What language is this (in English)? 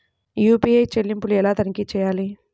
Telugu